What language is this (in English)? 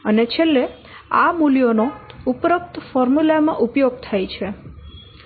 Gujarati